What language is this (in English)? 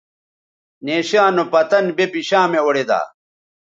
Bateri